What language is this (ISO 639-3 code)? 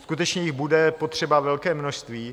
ces